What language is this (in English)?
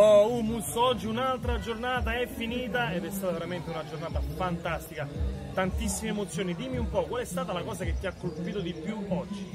Italian